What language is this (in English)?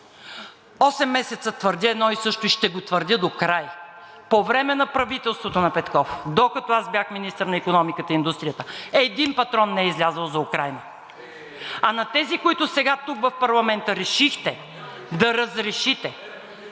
Bulgarian